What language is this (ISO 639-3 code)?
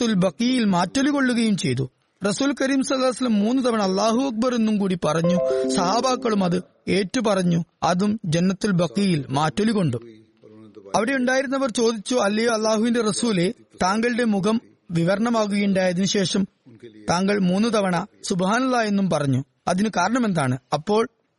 mal